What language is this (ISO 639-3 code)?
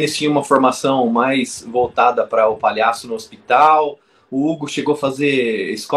por